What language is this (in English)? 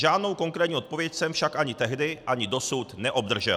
Czech